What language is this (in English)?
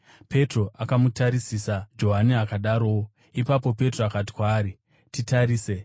Shona